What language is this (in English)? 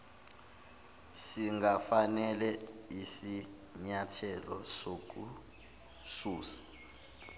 Zulu